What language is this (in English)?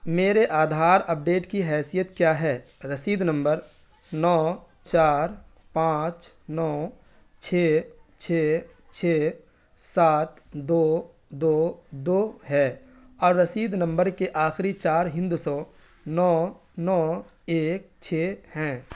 Urdu